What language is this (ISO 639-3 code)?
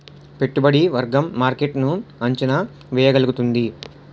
tel